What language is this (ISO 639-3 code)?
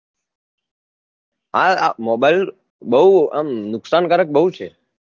guj